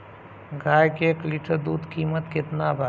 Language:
Bhojpuri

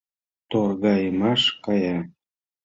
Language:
Mari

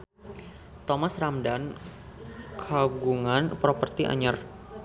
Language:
Sundanese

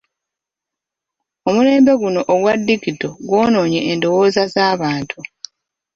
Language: Ganda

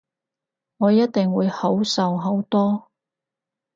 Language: Cantonese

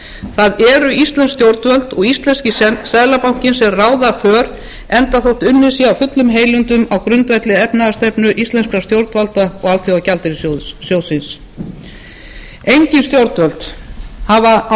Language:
Icelandic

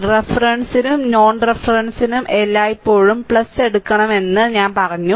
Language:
Malayalam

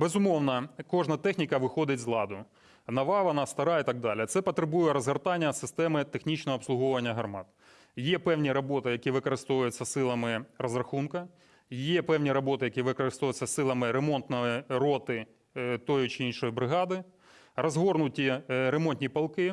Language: Ukrainian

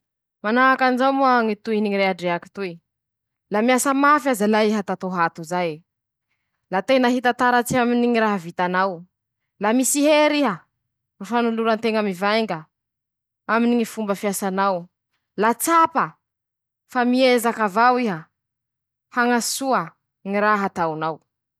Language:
Masikoro Malagasy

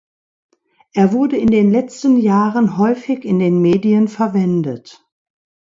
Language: German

